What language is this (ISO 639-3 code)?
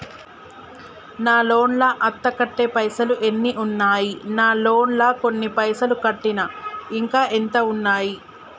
tel